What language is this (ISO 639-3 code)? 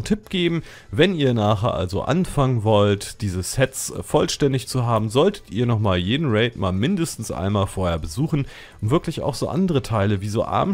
deu